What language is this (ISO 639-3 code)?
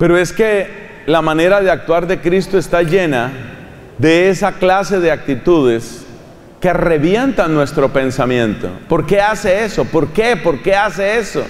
spa